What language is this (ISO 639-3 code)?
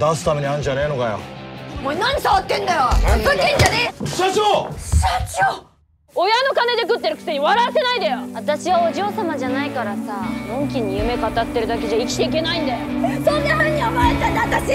jpn